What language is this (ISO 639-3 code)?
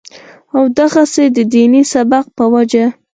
pus